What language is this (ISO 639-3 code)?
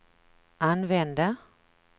swe